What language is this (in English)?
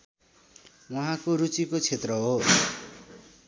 Nepali